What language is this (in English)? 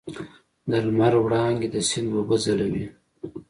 Pashto